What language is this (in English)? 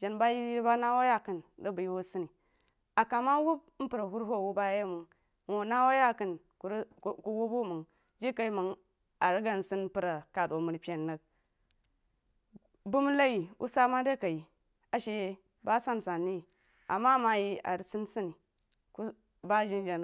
Jiba